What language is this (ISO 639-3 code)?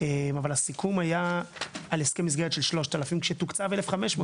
heb